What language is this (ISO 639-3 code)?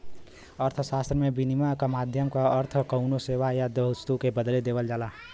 bho